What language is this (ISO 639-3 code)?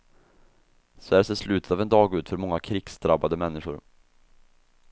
swe